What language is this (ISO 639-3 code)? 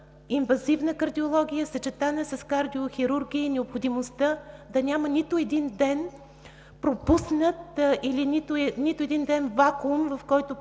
bul